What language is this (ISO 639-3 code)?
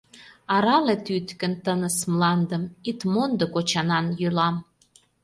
chm